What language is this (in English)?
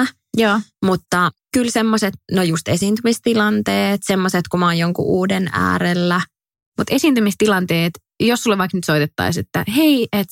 Finnish